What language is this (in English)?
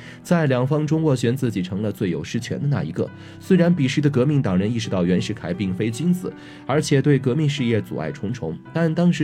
Chinese